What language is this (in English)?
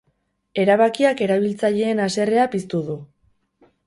Basque